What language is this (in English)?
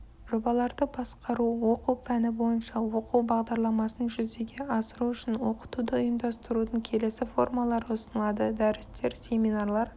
Kazakh